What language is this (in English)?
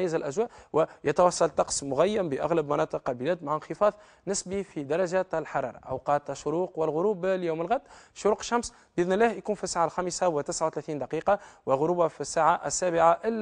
Arabic